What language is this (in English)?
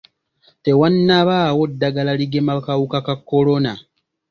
Ganda